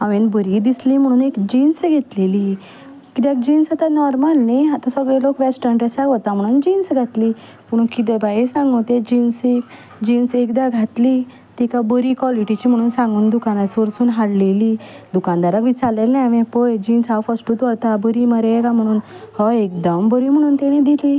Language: Konkani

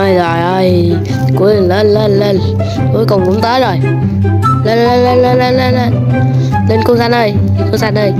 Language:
Vietnamese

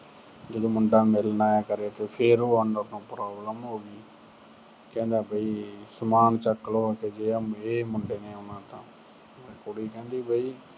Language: Punjabi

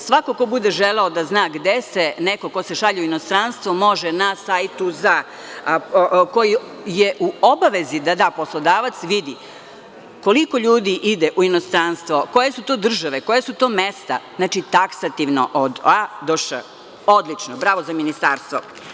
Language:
Serbian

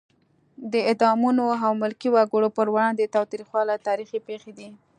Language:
Pashto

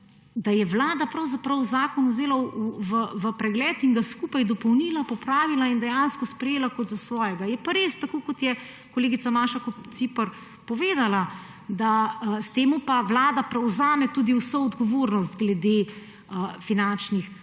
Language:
Slovenian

